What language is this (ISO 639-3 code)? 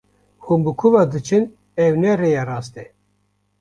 kur